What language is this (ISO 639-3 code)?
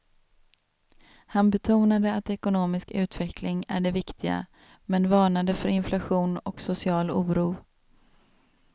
swe